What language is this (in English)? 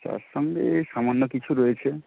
Bangla